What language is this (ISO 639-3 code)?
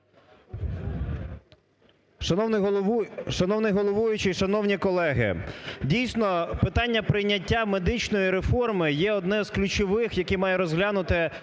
ukr